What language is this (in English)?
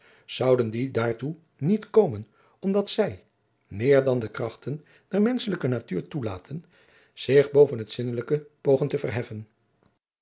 Dutch